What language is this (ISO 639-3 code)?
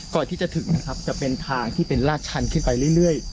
tha